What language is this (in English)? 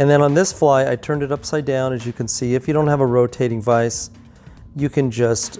English